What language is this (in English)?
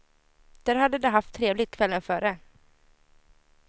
Swedish